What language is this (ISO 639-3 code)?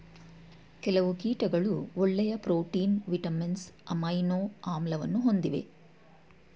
kan